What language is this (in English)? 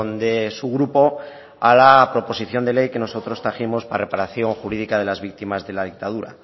Spanish